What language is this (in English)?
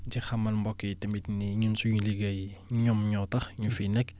Wolof